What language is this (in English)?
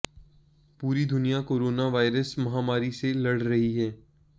Hindi